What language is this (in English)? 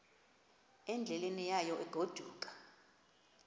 Xhosa